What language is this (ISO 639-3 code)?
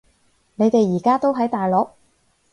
yue